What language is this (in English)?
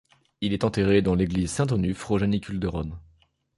French